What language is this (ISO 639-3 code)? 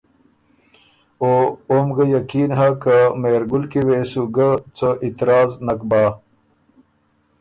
oru